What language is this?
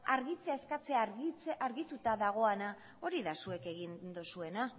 Basque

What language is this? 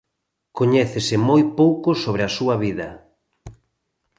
Galician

